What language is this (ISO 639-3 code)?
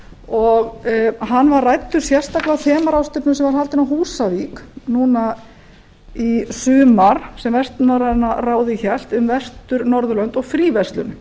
isl